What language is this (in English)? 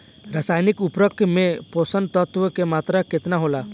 Bhojpuri